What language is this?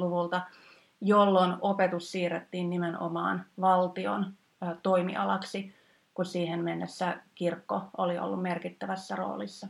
Finnish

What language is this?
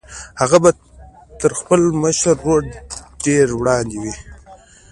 Pashto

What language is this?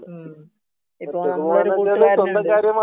Malayalam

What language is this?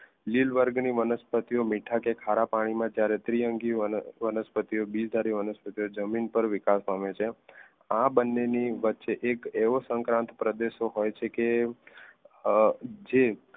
Gujarati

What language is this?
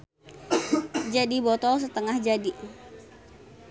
Sundanese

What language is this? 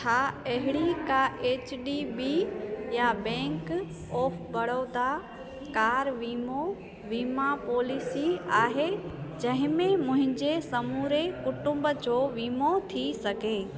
Sindhi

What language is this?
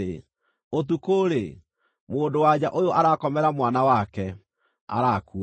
Kikuyu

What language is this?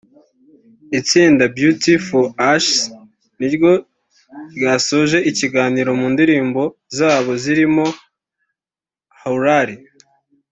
Kinyarwanda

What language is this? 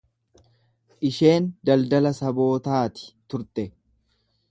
Oromo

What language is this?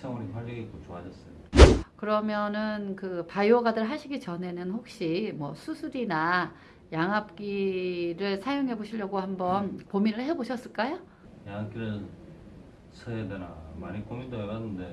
Korean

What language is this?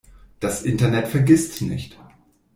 German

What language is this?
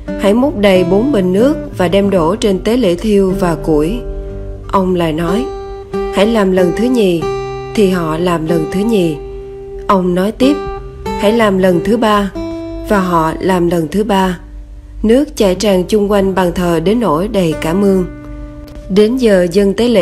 Vietnamese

